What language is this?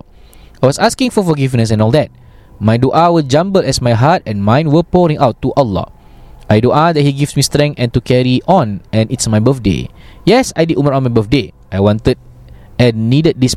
Malay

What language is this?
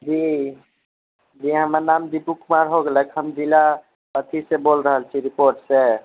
Maithili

